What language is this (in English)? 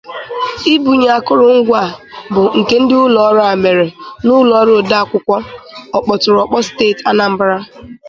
Igbo